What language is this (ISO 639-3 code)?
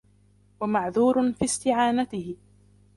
ara